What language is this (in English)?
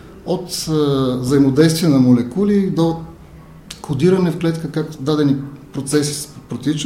Bulgarian